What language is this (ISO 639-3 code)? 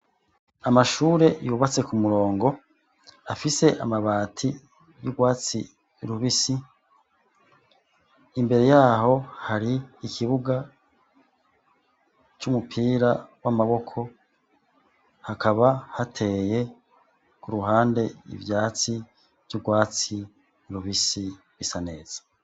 run